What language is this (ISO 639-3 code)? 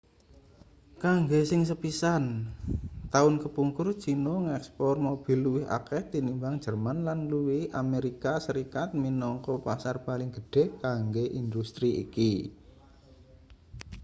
jav